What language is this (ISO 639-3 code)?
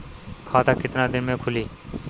bho